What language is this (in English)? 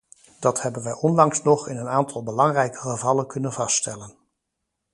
Dutch